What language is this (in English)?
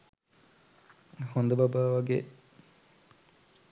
Sinhala